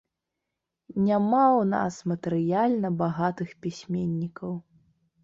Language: Belarusian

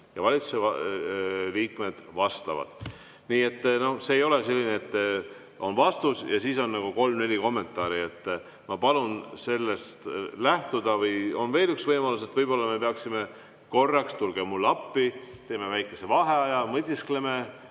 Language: Estonian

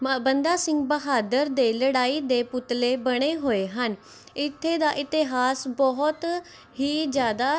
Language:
Punjabi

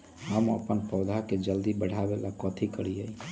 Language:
Magahi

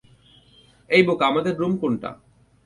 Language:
Bangla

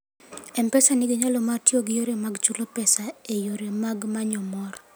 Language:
Luo (Kenya and Tanzania)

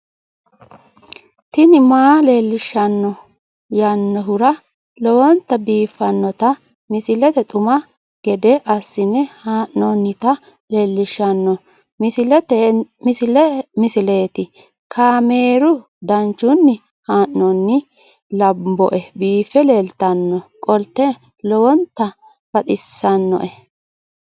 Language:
Sidamo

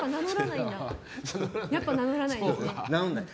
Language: Japanese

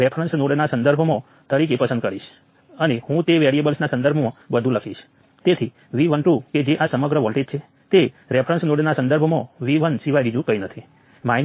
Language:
Gujarati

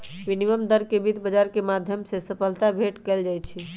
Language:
Magahi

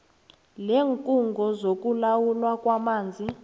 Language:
South Ndebele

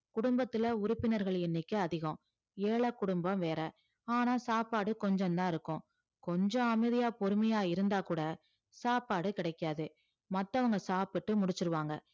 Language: Tamil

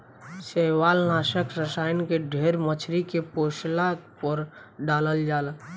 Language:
Bhojpuri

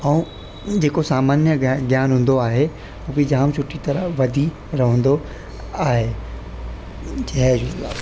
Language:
Sindhi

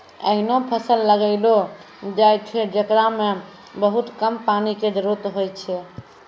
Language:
Maithili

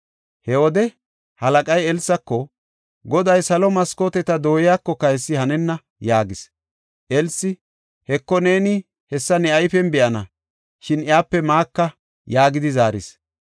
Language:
Gofa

